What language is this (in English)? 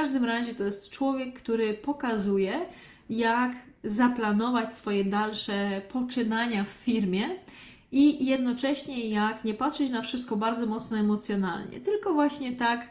Polish